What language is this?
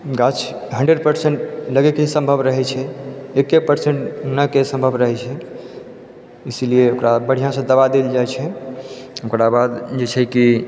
Maithili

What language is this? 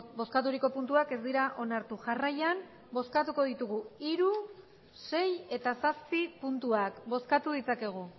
Basque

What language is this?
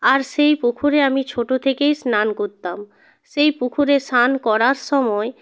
Bangla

